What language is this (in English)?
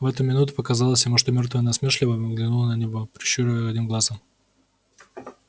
Russian